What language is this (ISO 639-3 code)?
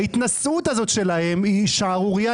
heb